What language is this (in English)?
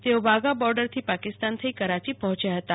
Gujarati